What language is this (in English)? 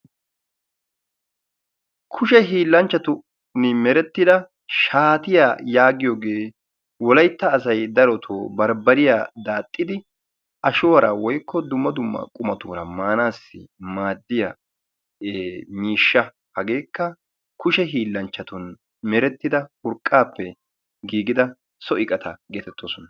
Wolaytta